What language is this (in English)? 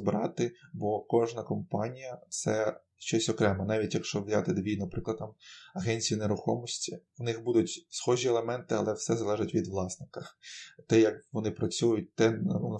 Ukrainian